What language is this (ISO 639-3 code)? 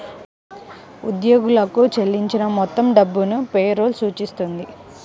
tel